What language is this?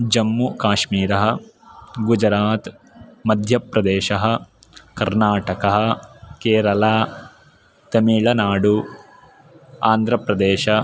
Sanskrit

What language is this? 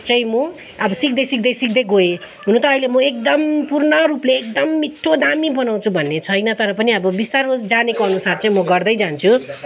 Nepali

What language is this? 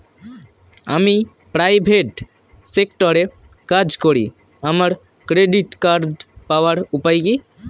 Bangla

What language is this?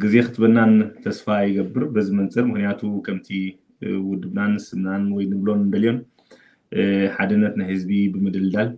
Arabic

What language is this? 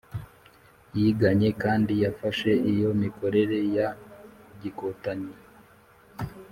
Kinyarwanda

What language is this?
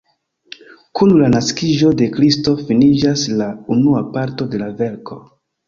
Esperanto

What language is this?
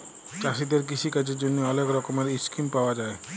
Bangla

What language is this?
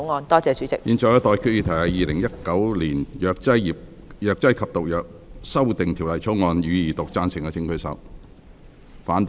Cantonese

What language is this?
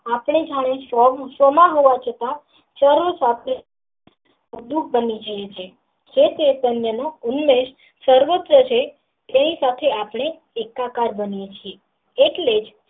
Gujarati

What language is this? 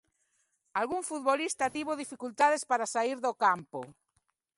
Galician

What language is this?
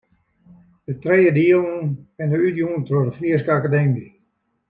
Western Frisian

